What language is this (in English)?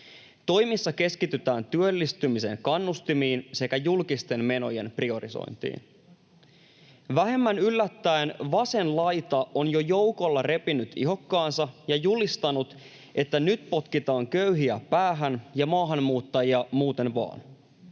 Finnish